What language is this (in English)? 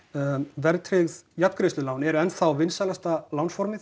Icelandic